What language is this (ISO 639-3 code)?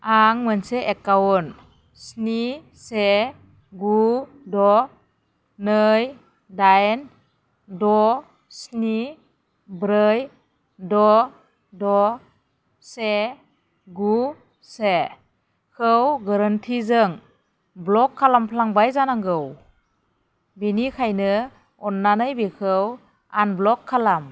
brx